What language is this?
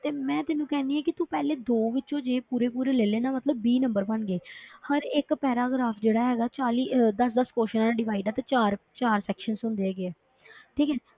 Punjabi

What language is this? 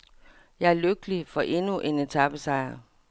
Danish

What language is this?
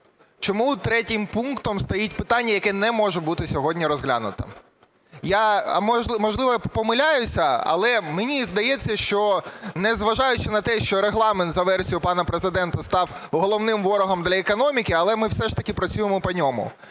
Ukrainian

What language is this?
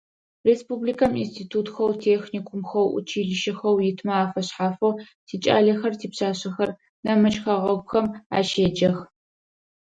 Adyghe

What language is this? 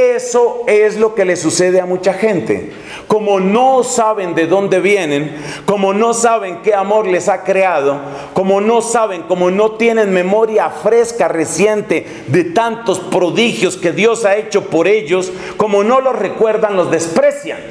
Spanish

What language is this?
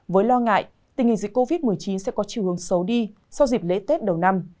Vietnamese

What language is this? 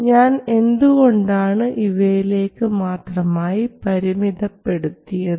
Malayalam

